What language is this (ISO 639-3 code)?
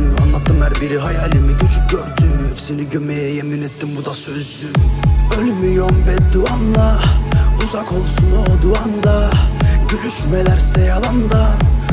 tur